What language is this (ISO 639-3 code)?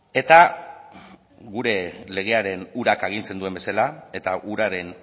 eus